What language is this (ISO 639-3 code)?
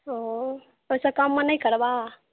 mai